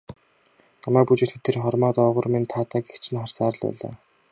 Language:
Mongolian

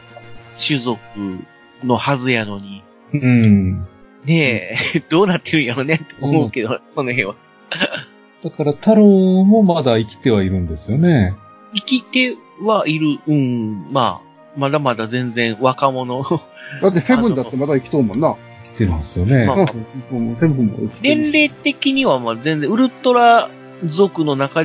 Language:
Japanese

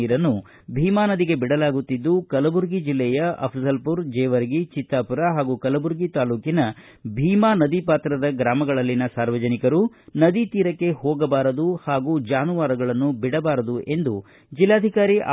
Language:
Kannada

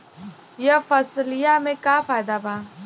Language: Bhojpuri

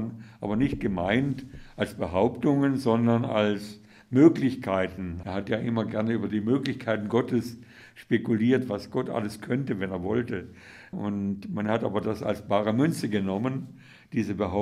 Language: German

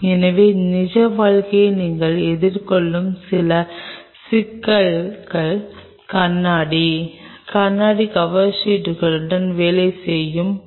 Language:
Tamil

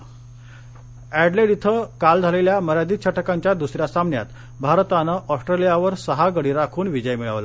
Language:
Marathi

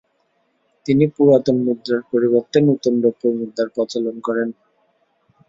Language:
Bangla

